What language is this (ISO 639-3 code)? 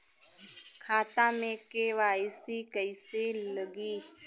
bho